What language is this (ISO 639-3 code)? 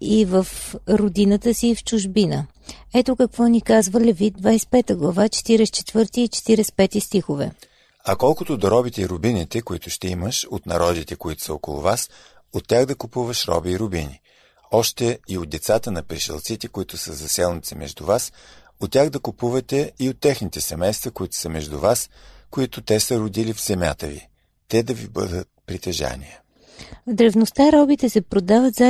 bul